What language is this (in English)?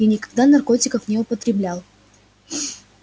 Russian